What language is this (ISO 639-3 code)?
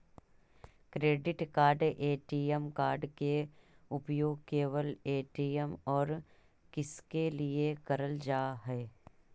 mag